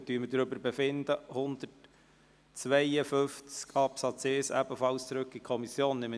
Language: Swiss German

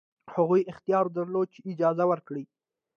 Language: Pashto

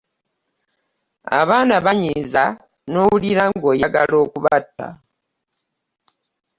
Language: Ganda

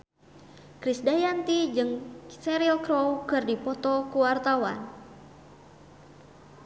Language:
Sundanese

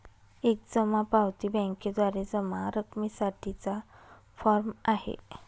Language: Marathi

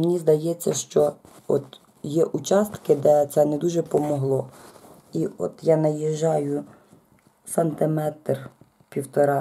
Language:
Ukrainian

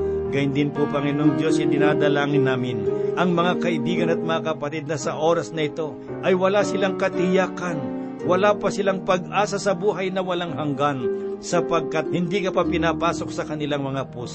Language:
Filipino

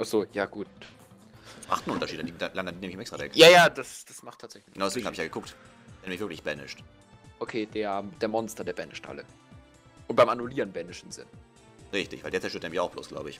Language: German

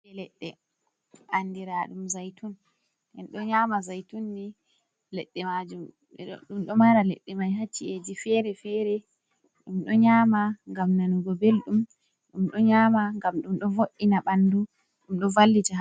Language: Fula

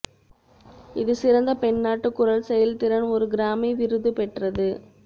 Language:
Tamil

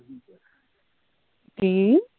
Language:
Punjabi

